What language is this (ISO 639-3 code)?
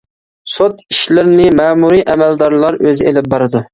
uig